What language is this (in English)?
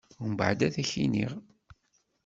Kabyle